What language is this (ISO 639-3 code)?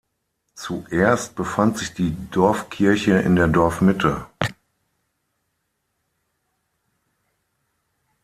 deu